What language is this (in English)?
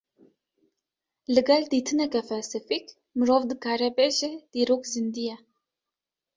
Kurdish